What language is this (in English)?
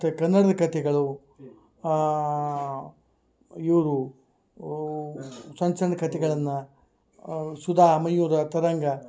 Kannada